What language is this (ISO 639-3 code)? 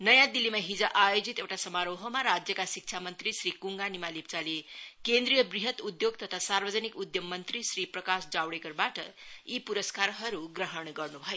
nep